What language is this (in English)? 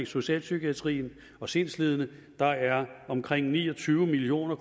Danish